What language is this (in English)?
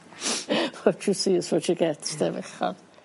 Welsh